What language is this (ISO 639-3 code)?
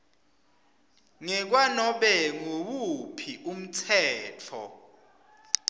ssw